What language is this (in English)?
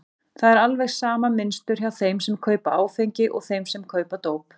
Icelandic